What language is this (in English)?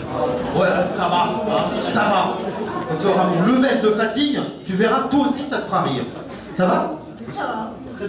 French